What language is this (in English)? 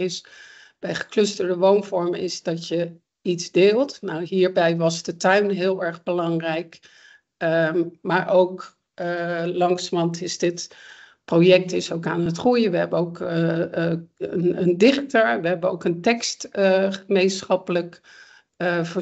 Dutch